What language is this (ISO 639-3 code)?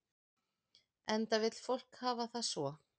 isl